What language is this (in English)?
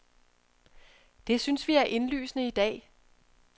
Danish